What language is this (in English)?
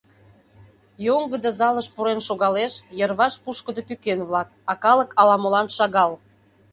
Mari